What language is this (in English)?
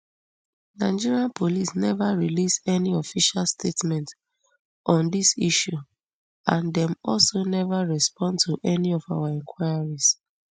Nigerian Pidgin